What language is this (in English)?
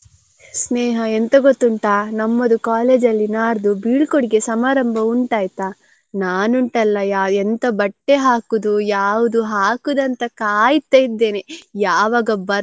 Kannada